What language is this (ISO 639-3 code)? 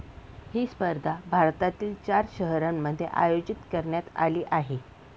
mar